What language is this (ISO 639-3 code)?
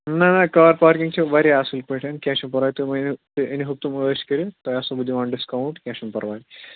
kas